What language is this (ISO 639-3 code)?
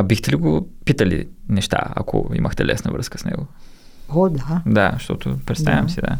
bul